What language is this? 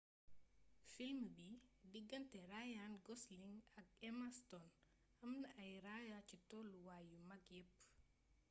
Wolof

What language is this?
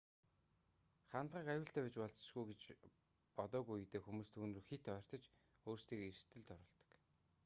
Mongolian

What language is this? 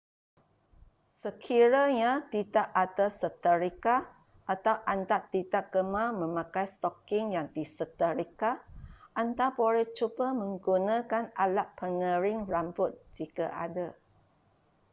Malay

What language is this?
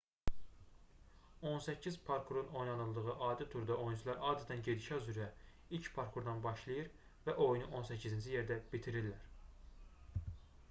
Azerbaijani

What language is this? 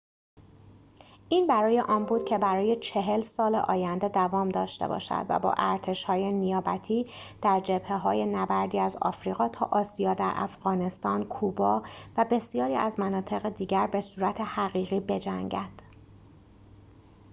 Persian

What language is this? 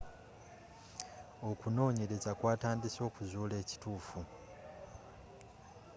Ganda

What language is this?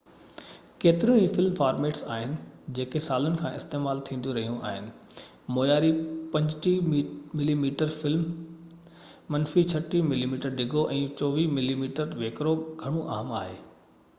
Sindhi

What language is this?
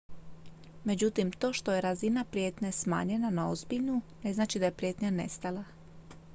Croatian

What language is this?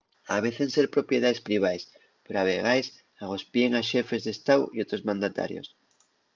Asturian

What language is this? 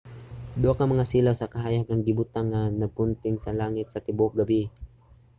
Cebuano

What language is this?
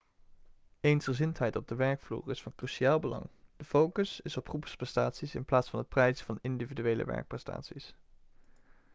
Dutch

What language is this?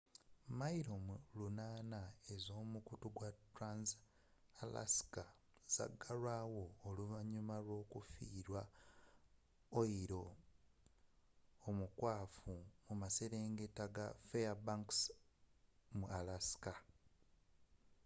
Ganda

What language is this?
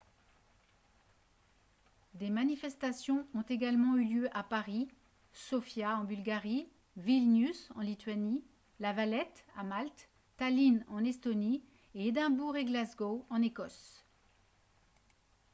French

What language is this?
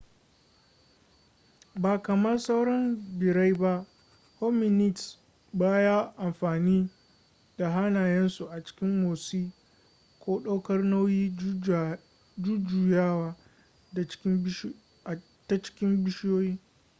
Hausa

